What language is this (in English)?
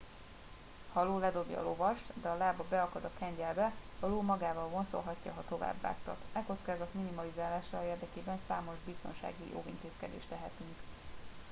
Hungarian